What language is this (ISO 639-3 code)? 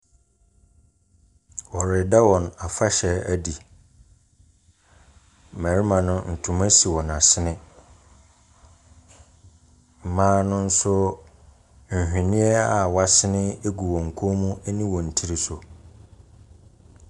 aka